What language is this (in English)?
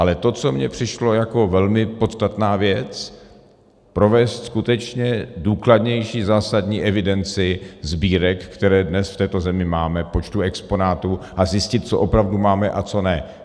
Czech